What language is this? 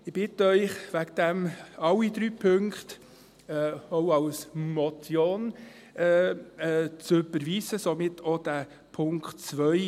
Swiss German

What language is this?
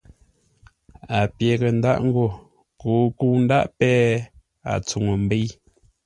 Ngombale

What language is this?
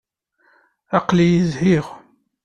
Kabyle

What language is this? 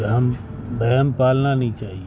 Urdu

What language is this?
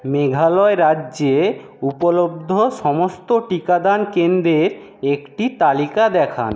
Bangla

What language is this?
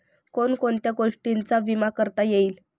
Marathi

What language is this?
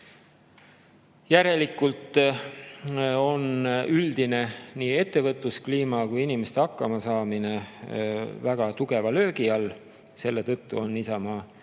Estonian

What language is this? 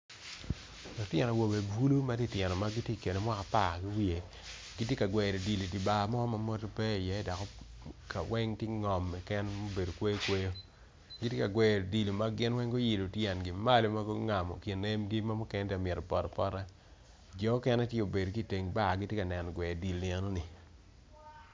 Acoli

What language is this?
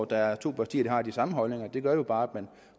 Danish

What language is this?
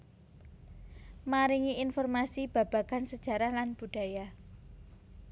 Javanese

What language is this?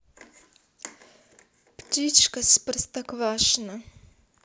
Russian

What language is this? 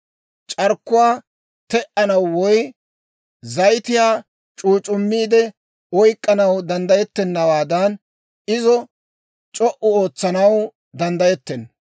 Dawro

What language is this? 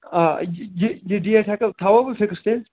Kashmiri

